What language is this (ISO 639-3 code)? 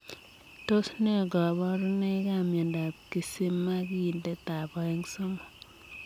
kln